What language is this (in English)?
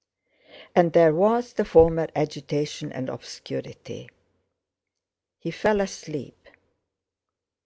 English